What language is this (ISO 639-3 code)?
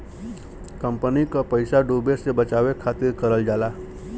bho